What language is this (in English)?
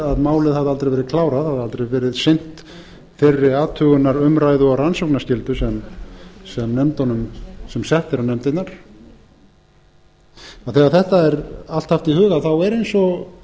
Icelandic